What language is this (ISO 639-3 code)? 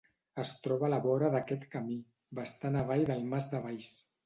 cat